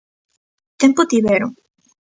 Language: Galician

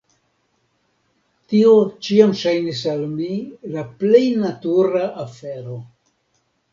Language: Esperanto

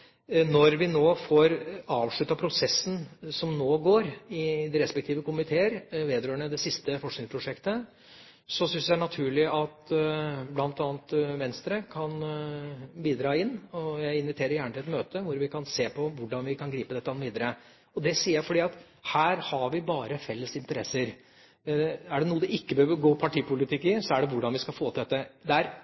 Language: Norwegian Bokmål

